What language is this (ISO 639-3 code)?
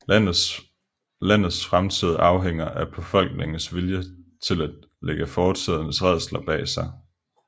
dan